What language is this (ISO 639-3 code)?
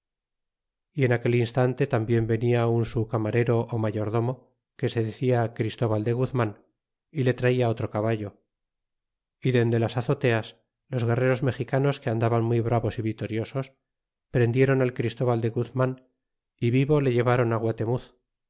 spa